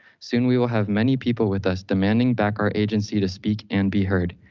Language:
English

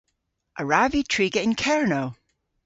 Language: Cornish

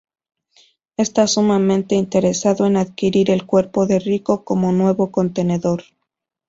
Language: Spanish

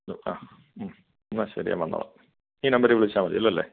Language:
Malayalam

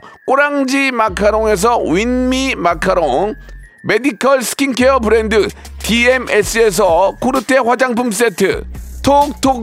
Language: Korean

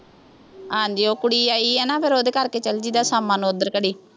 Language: Punjabi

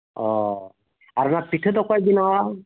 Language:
Santali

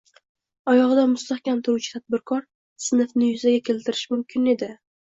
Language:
Uzbek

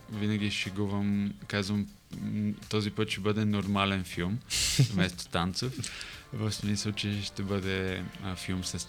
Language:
Bulgarian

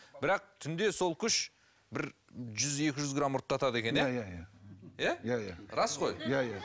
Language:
Kazakh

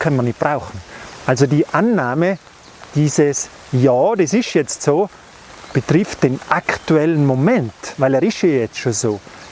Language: German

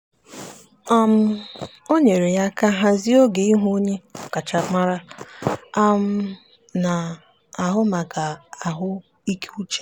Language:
Igbo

